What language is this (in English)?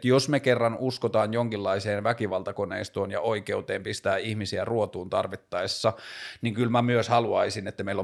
Finnish